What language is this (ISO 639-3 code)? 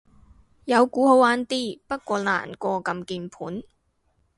yue